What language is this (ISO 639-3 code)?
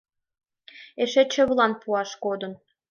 chm